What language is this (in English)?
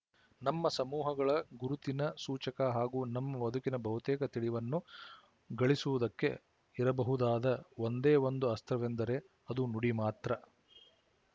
Kannada